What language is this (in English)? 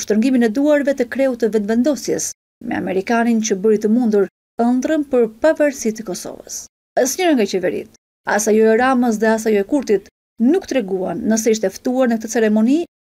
Romanian